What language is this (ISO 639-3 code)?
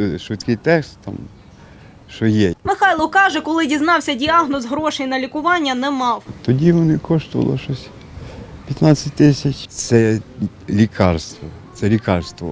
ukr